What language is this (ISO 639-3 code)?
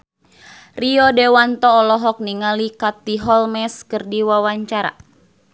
sun